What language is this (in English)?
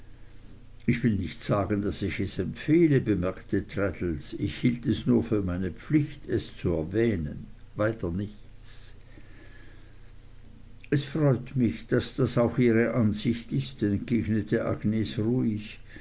German